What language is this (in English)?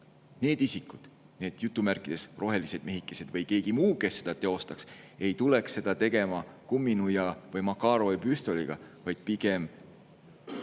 Estonian